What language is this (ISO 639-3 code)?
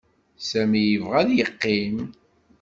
kab